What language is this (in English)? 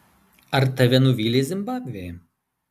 Lithuanian